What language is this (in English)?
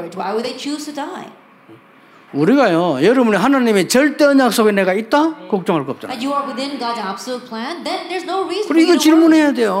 Korean